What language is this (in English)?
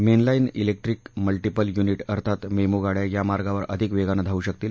Marathi